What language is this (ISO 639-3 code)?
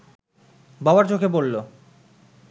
ben